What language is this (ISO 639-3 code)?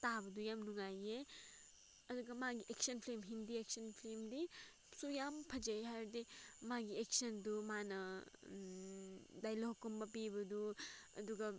mni